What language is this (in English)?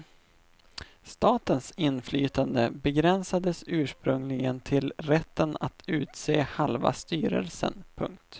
Swedish